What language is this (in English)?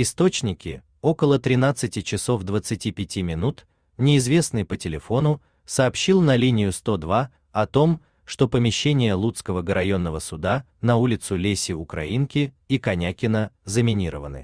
Russian